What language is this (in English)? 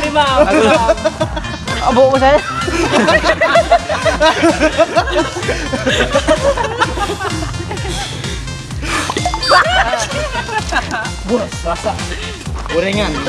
Indonesian